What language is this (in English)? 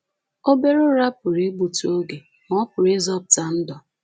Igbo